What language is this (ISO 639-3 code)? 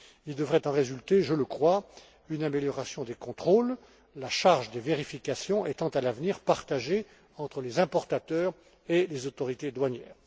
fra